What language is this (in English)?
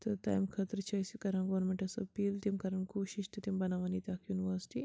Kashmiri